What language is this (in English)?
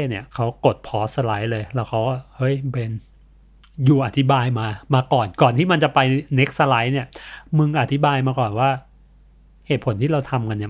Thai